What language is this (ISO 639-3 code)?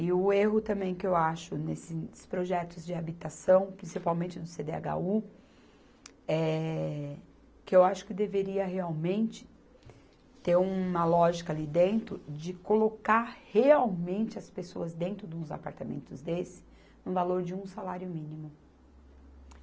por